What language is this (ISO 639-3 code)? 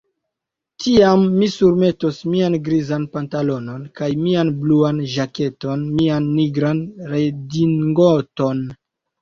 epo